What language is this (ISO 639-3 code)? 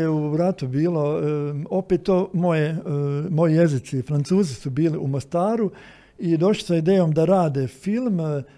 hrv